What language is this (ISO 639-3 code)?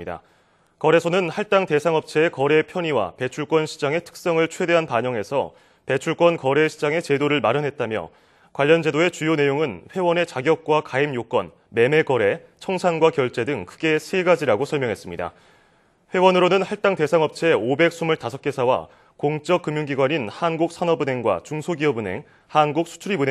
kor